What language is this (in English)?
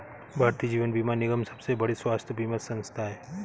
Hindi